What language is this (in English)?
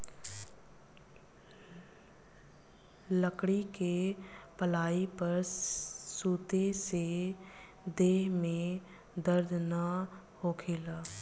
Bhojpuri